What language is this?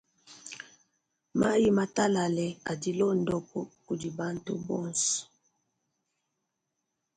Luba-Lulua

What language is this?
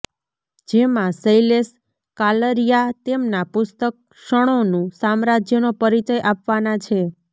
Gujarati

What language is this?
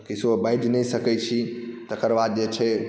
Maithili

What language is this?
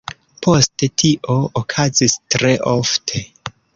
Esperanto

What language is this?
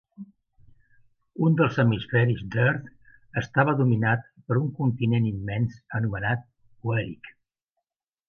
Catalan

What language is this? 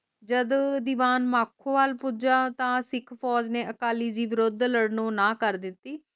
Punjabi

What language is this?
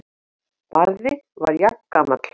Icelandic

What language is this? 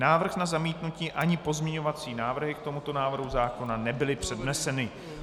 Czech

